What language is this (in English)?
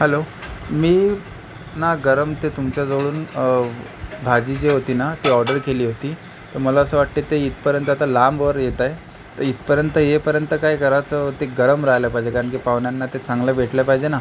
Marathi